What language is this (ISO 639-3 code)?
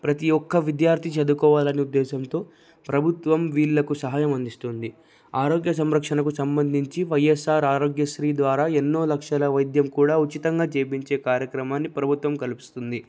tel